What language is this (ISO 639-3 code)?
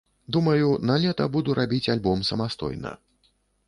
bel